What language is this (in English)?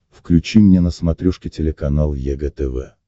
Russian